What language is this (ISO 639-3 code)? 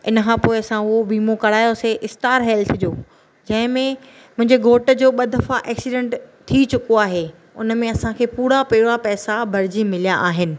snd